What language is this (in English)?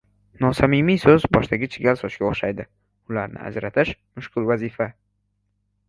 Uzbek